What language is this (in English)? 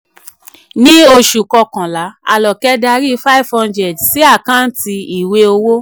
Yoruba